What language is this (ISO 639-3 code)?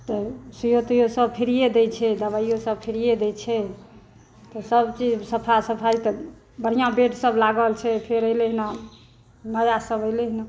mai